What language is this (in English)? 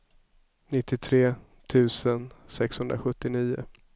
Swedish